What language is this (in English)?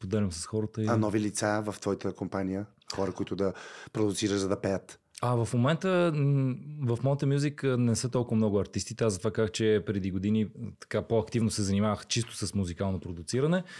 Bulgarian